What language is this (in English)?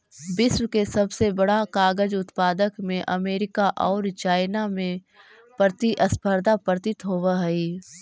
Magahi